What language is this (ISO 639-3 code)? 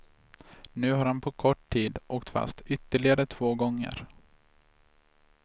swe